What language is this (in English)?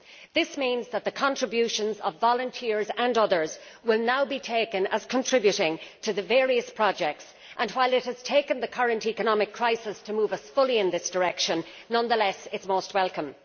English